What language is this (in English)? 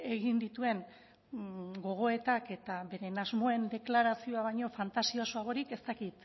Basque